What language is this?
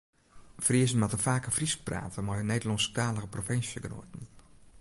Western Frisian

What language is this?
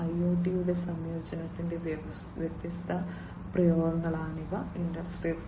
Malayalam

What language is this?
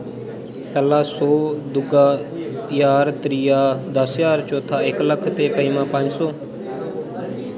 Dogri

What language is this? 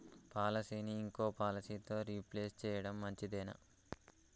Telugu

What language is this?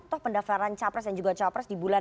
Indonesian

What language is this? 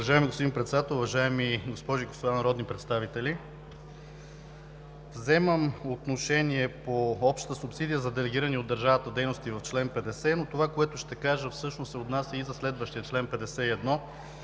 Bulgarian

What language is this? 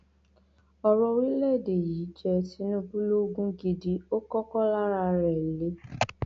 Yoruba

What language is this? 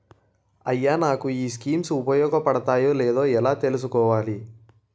Telugu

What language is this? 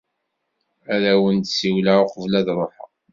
Kabyle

